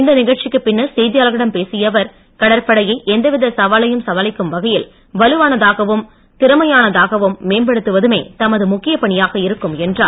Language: Tamil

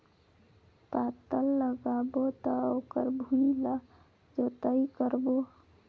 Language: Chhattisgarhi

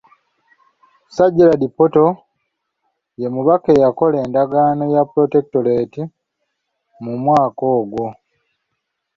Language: Ganda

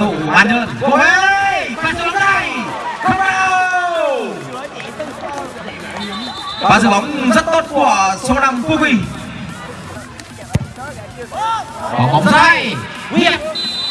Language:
Vietnamese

